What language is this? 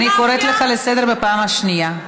Hebrew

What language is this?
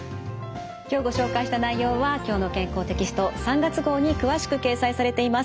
Japanese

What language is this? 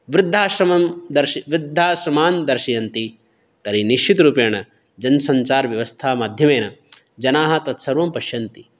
Sanskrit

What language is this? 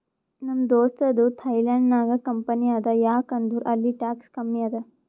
Kannada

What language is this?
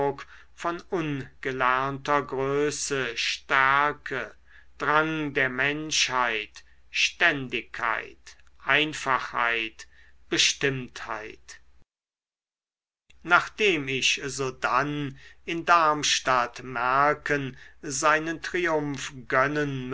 German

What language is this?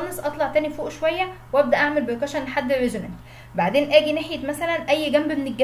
Arabic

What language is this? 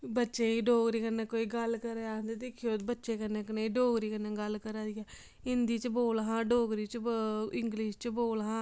Dogri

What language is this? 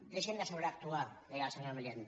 Catalan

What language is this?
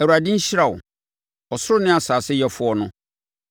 Akan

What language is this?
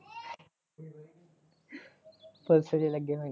Punjabi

